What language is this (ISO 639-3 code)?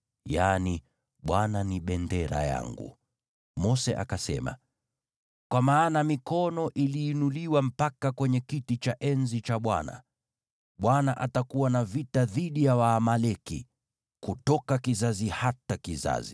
swa